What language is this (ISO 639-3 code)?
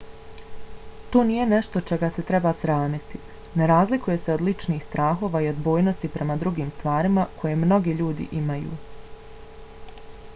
bos